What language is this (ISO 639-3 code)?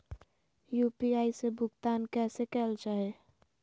mag